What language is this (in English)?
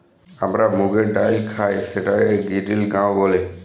Bangla